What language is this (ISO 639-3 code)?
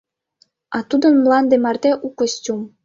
chm